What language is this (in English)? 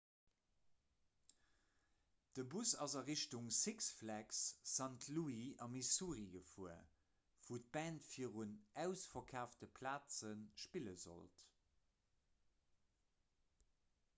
Luxembourgish